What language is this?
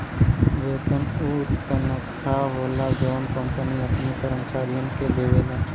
Bhojpuri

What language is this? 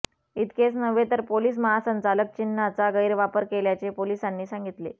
Marathi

